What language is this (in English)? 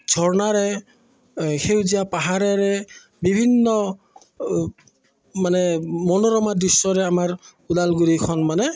Assamese